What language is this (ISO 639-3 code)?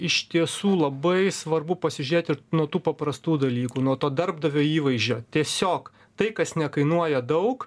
lit